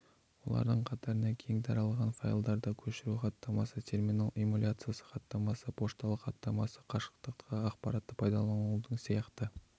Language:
Kazakh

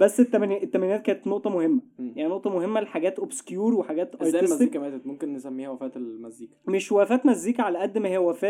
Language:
Arabic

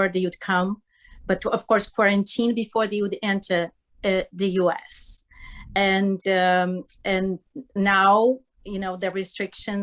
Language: English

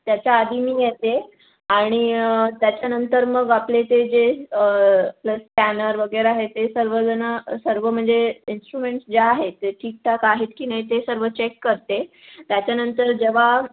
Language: Marathi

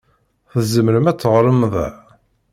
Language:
Kabyle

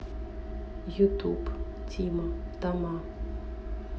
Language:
Russian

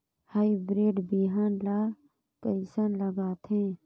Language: Chhattisgarhi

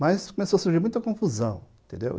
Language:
Portuguese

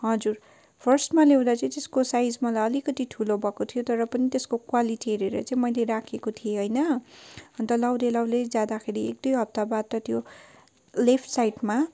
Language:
Nepali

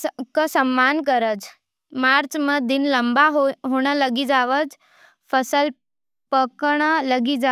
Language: Nimadi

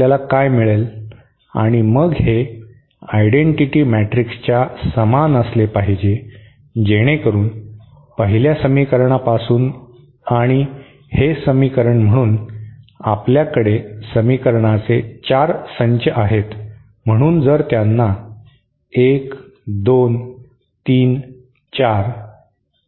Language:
Marathi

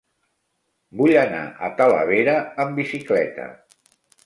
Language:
Catalan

